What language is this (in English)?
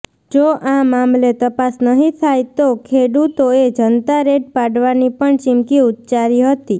Gujarati